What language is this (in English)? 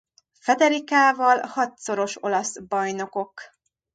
Hungarian